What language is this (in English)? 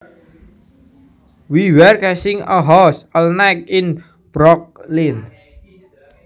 Javanese